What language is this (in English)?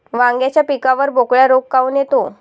Marathi